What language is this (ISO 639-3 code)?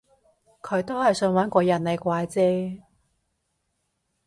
yue